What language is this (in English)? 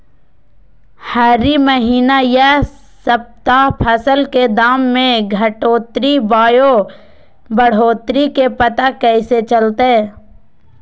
Magahi